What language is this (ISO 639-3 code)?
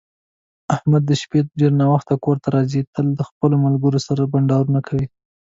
pus